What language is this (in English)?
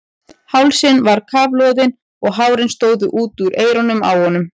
Icelandic